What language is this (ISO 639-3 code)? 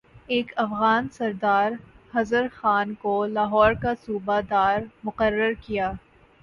urd